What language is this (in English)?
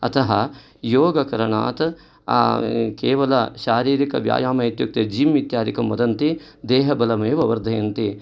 Sanskrit